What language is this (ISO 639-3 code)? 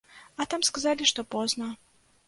bel